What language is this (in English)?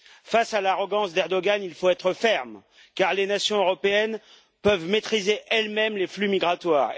French